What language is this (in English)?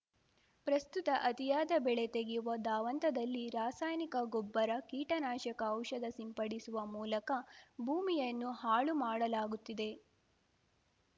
Kannada